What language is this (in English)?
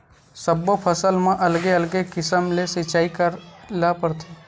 Chhattisgarhi